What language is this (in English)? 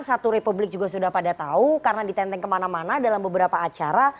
Indonesian